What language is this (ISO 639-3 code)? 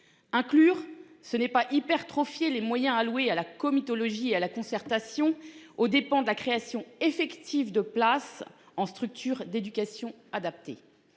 fra